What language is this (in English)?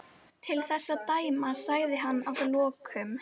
Icelandic